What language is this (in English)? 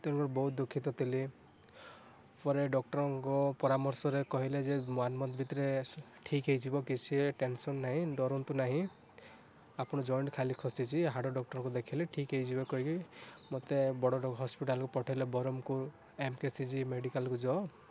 Odia